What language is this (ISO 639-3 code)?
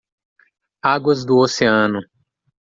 por